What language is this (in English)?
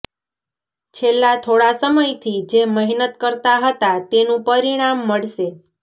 Gujarati